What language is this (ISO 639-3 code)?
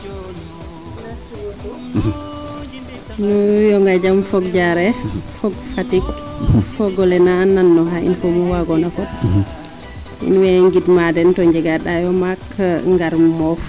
srr